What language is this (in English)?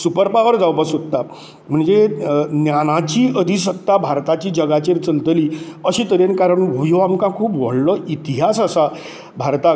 Konkani